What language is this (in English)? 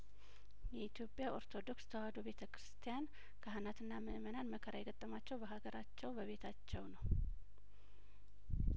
Amharic